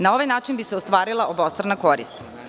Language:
Serbian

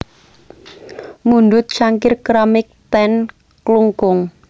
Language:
Javanese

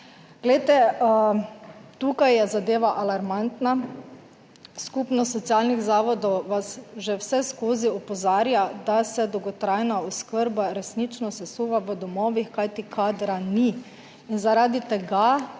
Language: Slovenian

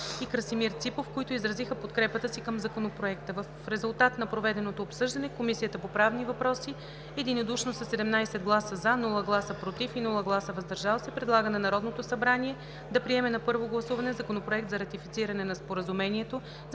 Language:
Bulgarian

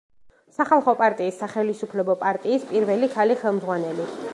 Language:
Georgian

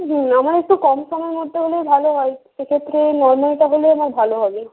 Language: Bangla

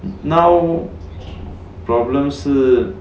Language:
English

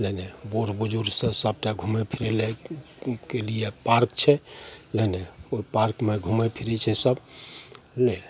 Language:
Maithili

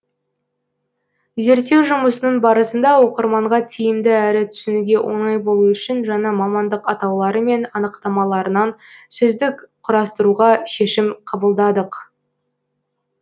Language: Kazakh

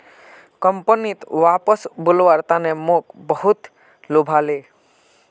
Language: Magahi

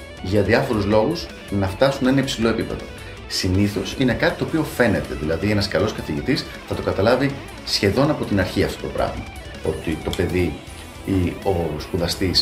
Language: Greek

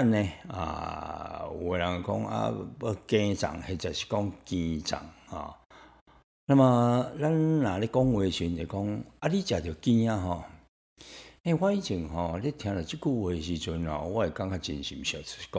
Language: Chinese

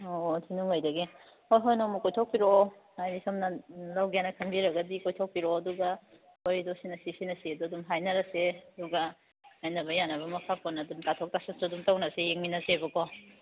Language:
Manipuri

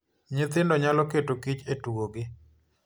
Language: Luo (Kenya and Tanzania)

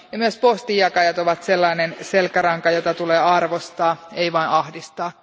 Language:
Finnish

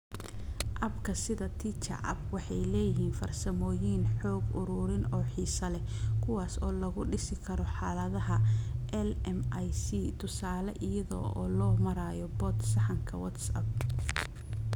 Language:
Somali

